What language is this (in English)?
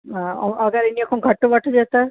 Sindhi